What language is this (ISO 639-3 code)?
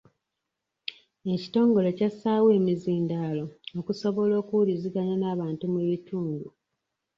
lug